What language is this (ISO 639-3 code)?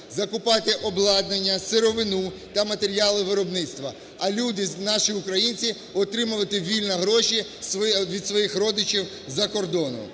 ukr